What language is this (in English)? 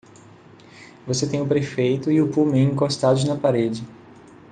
Portuguese